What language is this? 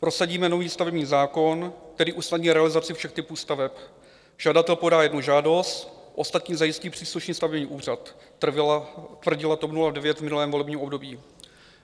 Czech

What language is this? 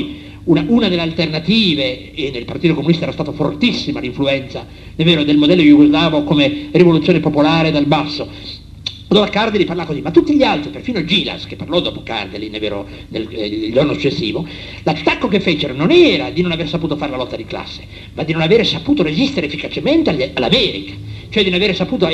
Italian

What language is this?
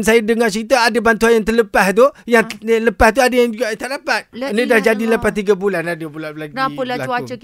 Malay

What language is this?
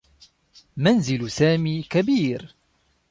Arabic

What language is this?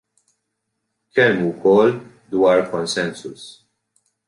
Maltese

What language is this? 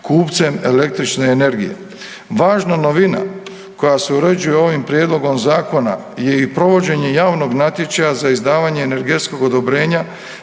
Croatian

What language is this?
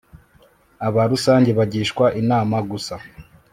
Kinyarwanda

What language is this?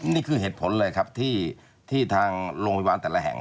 Thai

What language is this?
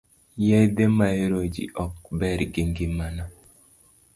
Luo (Kenya and Tanzania)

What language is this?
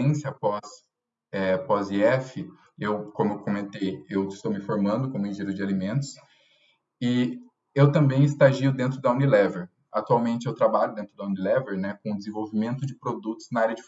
Portuguese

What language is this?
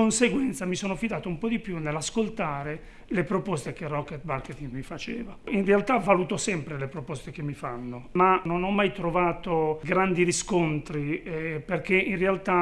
Italian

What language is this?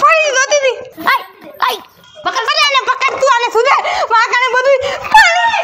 Gujarati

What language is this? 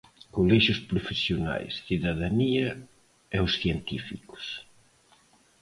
Galician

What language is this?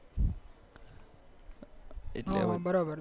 Gujarati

